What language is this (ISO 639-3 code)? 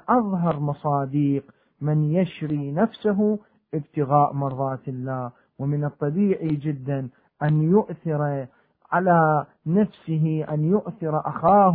ara